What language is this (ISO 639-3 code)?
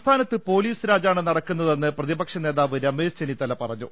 mal